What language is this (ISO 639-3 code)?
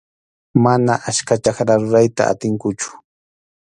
qxu